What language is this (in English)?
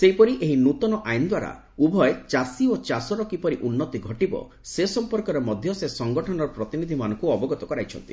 Odia